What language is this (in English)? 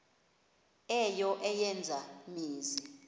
Xhosa